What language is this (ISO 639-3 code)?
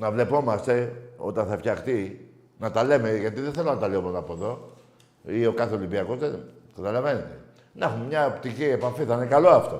ell